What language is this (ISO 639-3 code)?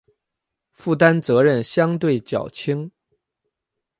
zho